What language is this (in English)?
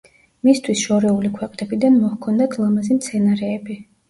Georgian